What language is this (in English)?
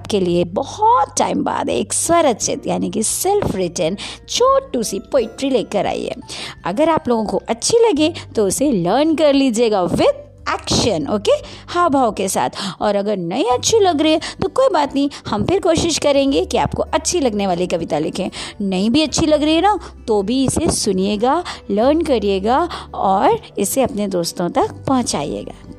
Hindi